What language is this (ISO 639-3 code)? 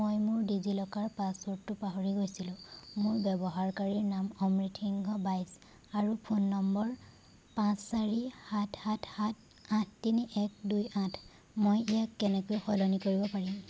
asm